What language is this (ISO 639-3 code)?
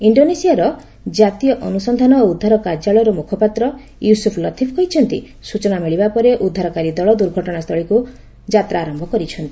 ori